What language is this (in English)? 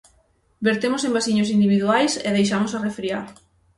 Galician